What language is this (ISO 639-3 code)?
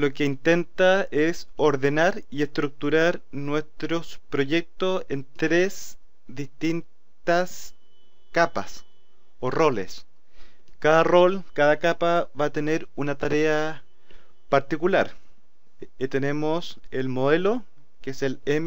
spa